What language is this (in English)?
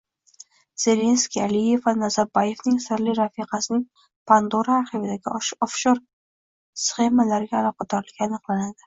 Uzbek